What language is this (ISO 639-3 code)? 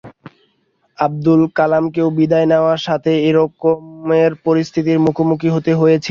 ben